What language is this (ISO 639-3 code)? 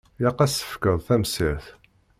kab